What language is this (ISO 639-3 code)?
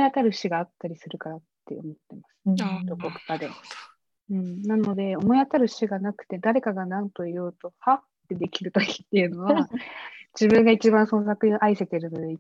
jpn